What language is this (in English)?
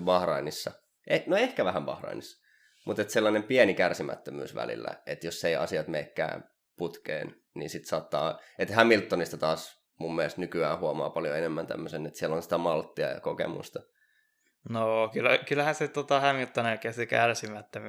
Finnish